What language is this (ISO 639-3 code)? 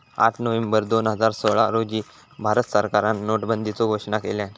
mar